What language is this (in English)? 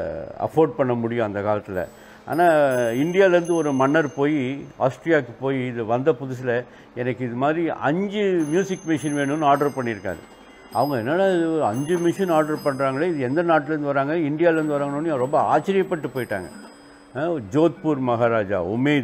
Tamil